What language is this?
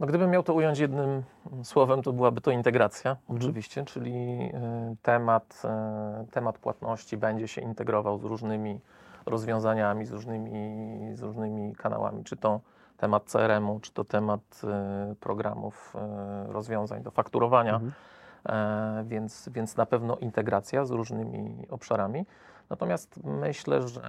Polish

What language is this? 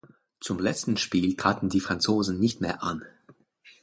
German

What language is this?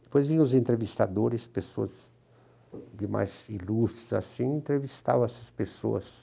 Portuguese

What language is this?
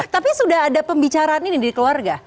Indonesian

